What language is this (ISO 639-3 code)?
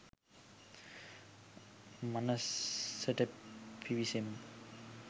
sin